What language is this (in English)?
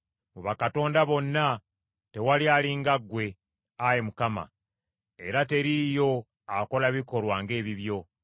Ganda